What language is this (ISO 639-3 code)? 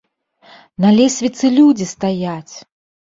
bel